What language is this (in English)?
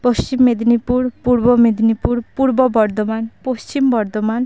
Santali